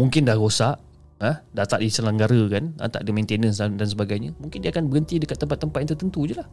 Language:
Malay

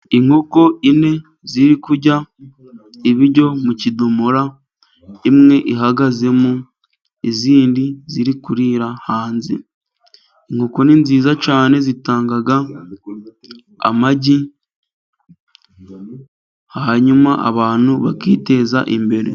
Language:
Kinyarwanda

